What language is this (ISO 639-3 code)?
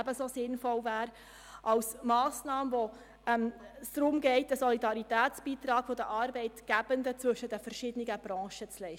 gsw